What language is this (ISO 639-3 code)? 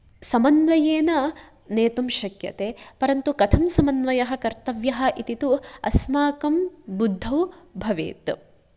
san